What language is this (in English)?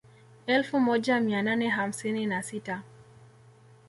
Swahili